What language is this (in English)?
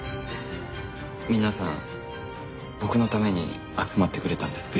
Japanese